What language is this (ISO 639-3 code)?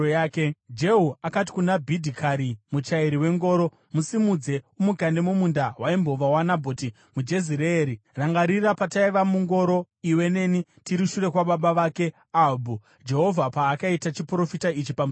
sna